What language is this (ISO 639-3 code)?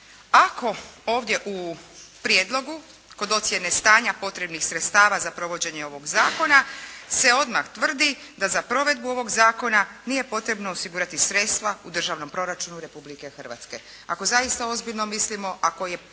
hrv